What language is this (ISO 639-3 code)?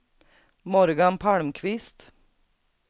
swe